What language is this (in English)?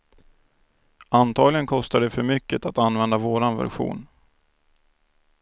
Swedish